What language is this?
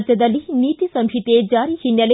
Kannada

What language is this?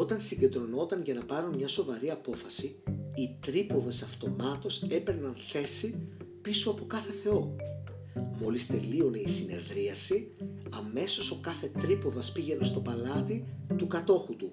Greek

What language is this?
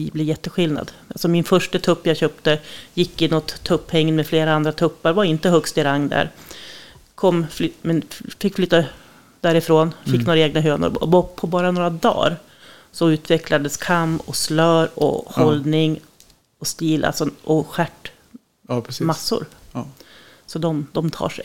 Swedish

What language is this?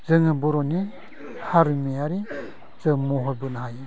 Bodo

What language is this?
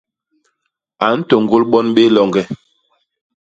Basaa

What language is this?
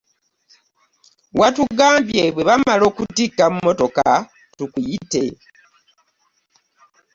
Ganda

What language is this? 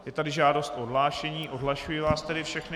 Czech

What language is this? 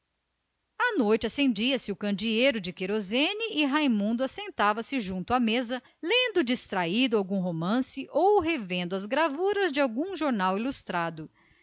Portuguese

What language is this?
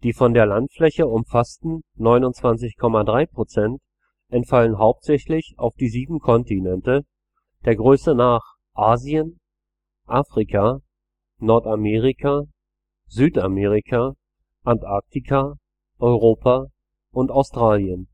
German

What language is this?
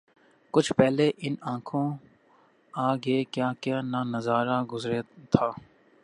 Urdu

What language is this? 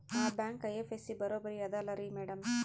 Kannada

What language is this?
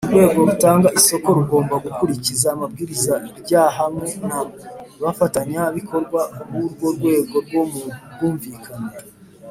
Kinyarwanda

